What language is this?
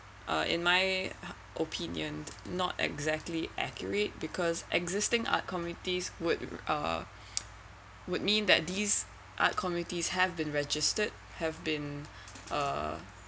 English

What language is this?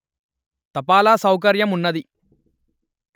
Telugu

